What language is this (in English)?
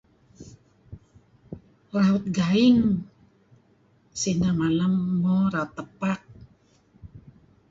Kelabit